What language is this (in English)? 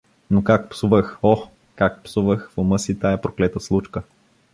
Bulgarian